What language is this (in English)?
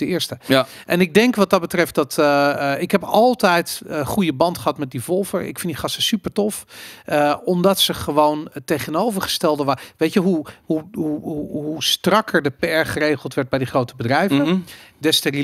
Dutch